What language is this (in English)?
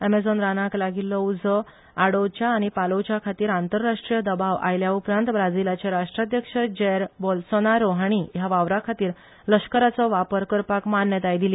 Konkani